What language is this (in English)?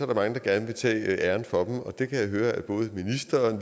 Danish